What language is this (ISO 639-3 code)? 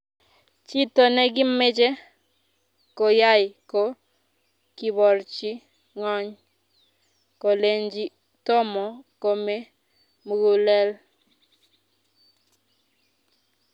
kln